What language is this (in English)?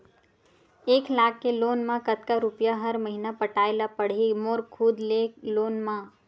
Chhattisgarhi